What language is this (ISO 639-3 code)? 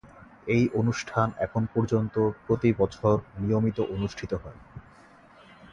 ben